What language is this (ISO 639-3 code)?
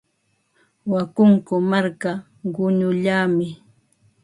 qva